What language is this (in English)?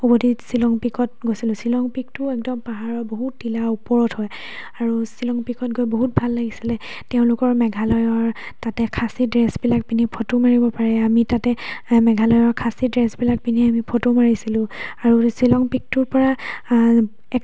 Assamese